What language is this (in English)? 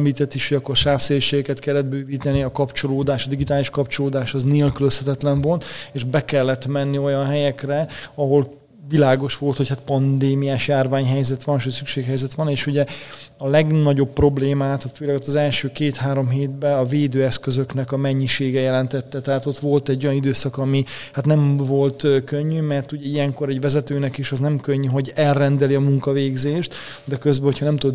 Hungarian